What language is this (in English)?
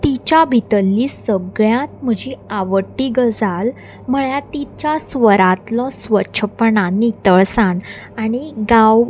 Konkani